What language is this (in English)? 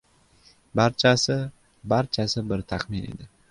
Uzbek